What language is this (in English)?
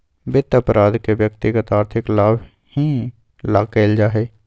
Magahi